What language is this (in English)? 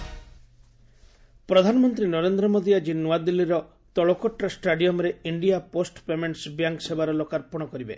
Odia